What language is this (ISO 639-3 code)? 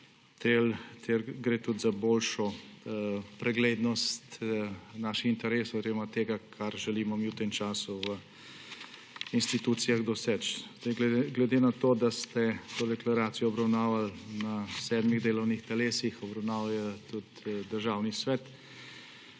slv